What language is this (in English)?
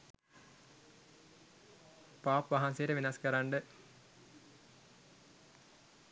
Sinhala